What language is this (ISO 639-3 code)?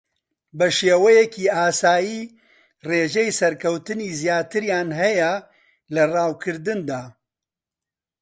ckb